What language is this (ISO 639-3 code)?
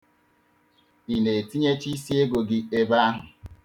ibo